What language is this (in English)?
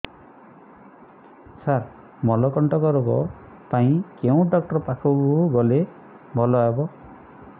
Odia